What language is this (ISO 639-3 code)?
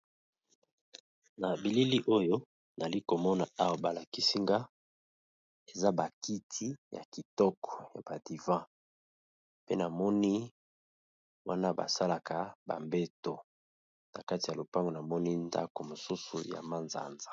lin